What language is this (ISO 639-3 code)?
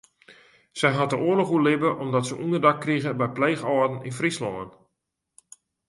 fry